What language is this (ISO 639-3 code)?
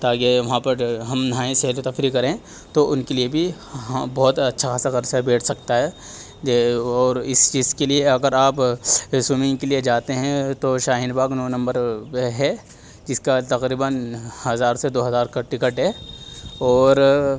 urd